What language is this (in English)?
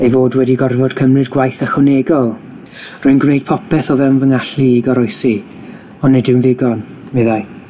Welsh